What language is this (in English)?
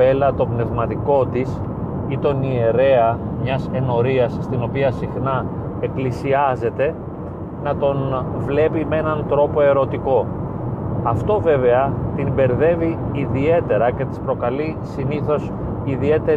Greek